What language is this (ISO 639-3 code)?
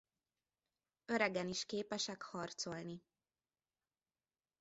hun